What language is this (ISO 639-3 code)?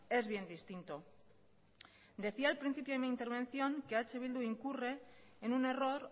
spa